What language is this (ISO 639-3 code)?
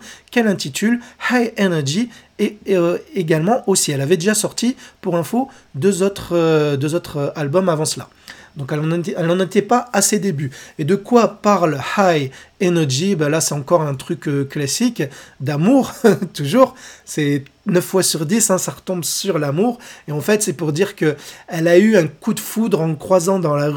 fra